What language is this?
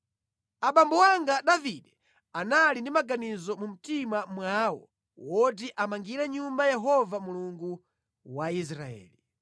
Nyanja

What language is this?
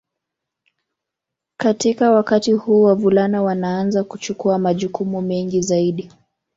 Swahili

